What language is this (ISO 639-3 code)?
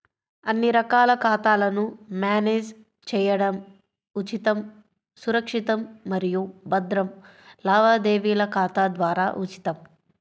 tel